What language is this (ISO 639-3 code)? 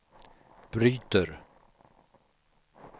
swe